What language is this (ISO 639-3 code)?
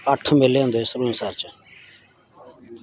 doi